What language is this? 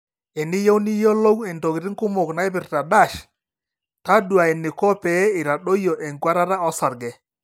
Masai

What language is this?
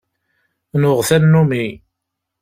Kabyle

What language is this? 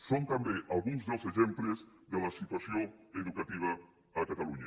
Catalan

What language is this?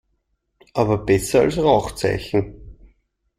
German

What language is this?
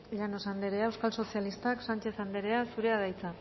Basque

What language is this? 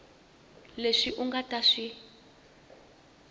Tsonga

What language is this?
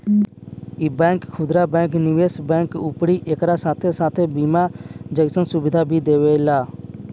Bhojpuri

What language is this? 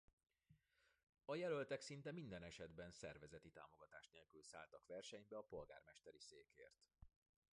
Hungarian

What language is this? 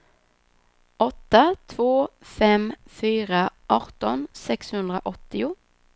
Swedish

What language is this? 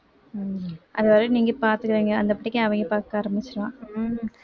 Tamil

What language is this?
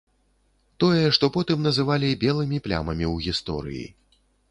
Belarusian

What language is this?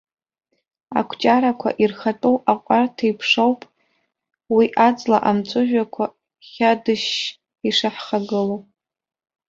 Abkhazian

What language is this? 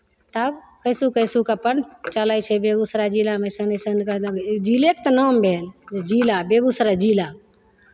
Maithili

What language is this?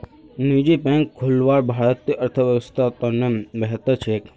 Magahi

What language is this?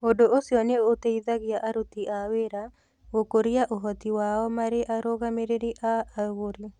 Kikuyu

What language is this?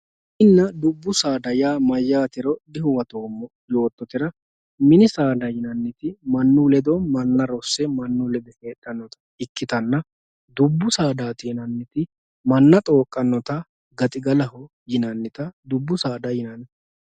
Sidamo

